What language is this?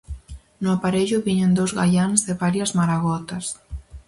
Galician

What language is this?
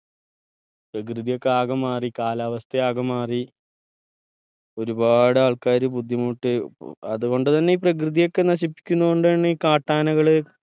Malayalam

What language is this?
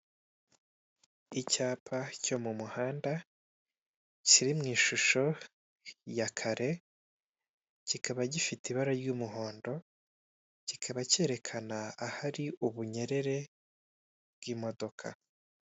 Kinyarwanda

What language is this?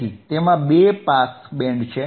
Gujarati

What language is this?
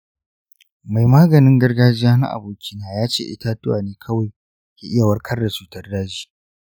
Hausa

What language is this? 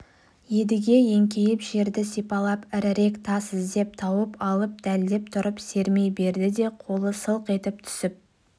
Kazakh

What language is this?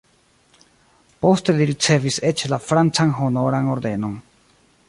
Esperanto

